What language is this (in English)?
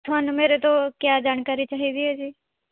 Punjabi